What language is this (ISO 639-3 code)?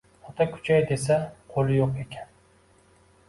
uzb